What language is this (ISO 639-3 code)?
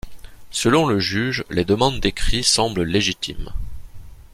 fra